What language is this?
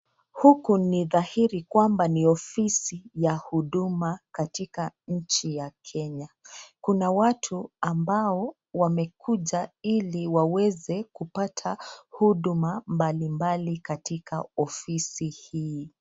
Swahili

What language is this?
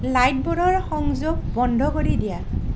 Assamese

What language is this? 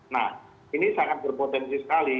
Indonesian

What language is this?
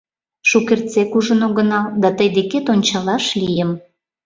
Mari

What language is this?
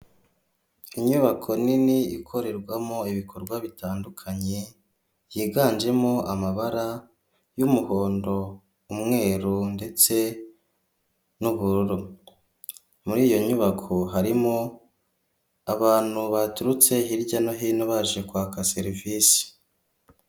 Kinyarwanda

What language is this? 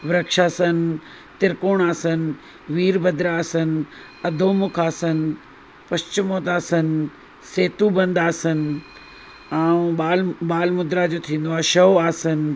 Sindhi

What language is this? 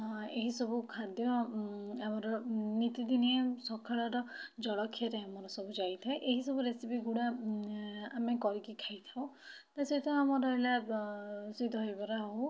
Odia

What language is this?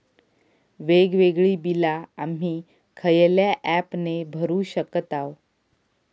Marathi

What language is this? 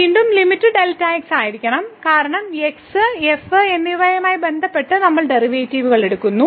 Malayalam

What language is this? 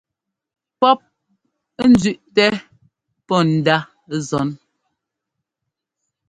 Ngomba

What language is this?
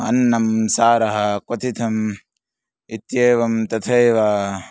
Sanskrit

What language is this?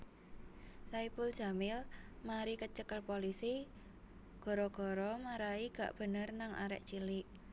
Javanese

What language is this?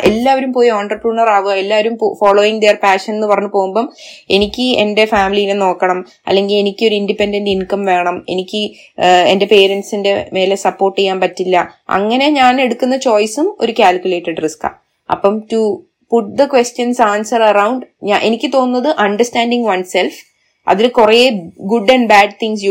Malayalam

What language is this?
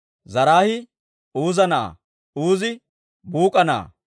Dawro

